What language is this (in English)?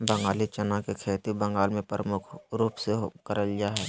Magahi